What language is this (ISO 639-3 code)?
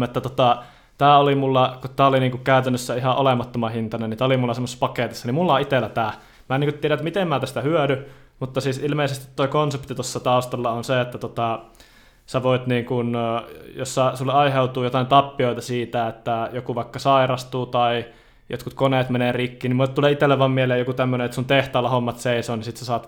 fin